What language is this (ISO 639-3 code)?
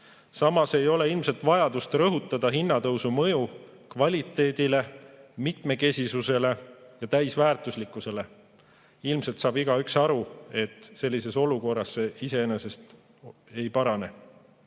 est